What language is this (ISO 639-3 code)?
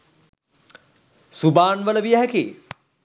sin